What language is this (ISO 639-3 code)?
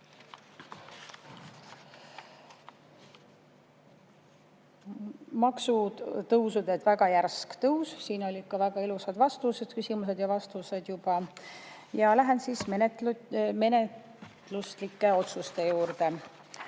est